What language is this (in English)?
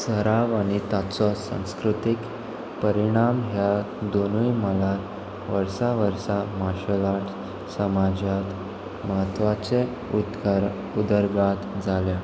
Konkani